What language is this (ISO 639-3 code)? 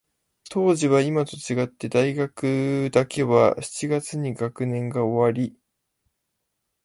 jpn